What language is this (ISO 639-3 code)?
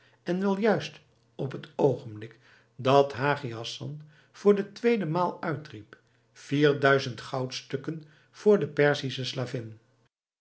nld